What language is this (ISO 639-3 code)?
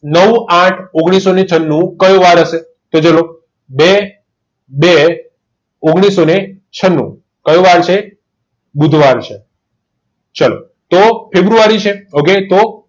guj